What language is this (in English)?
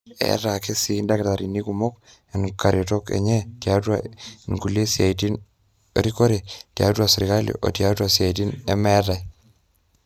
Masai